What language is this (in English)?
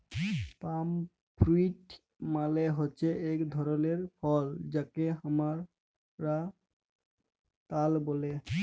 Bangla